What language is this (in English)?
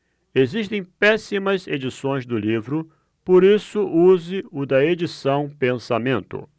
Portuguese